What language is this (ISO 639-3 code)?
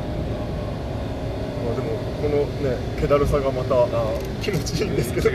jpn